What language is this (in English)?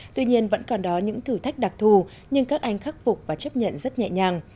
Vietnamese